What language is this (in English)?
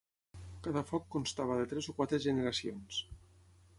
Catalan